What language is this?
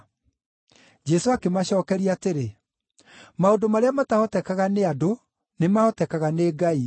Kikuyu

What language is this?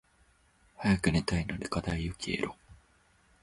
Japanese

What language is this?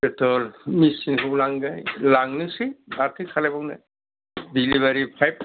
Bodo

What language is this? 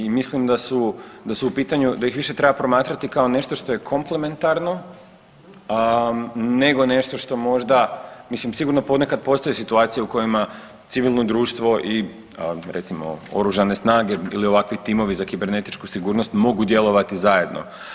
Croatian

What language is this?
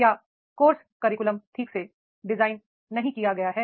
Hindi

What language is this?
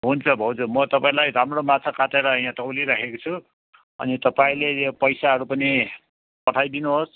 Nepali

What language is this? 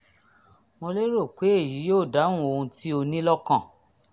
Yoruba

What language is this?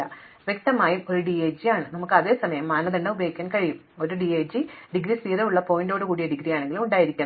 Malayalam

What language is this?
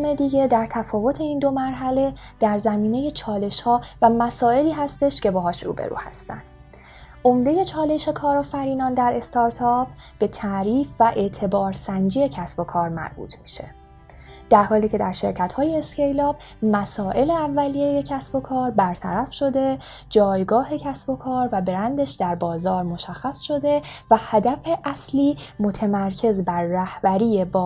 Persian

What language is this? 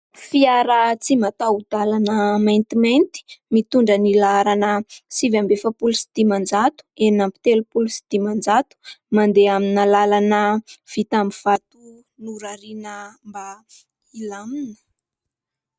Malagasy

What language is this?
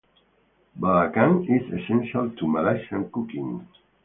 English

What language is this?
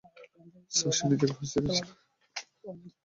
Bangla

